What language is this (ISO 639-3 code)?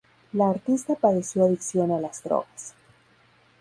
spa